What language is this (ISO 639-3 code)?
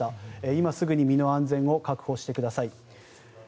jpn